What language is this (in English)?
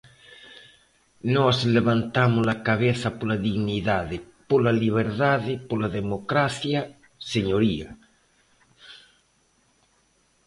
Galician